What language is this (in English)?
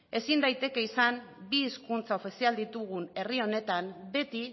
Basque